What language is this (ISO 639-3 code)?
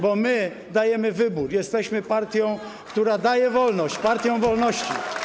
pol